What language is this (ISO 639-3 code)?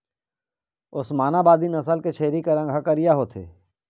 hne